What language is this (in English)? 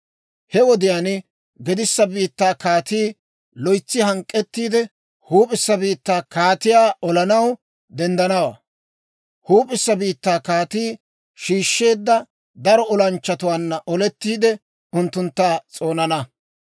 Dawro